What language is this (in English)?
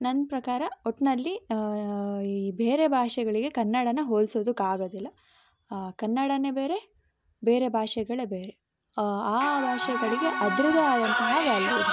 Kannada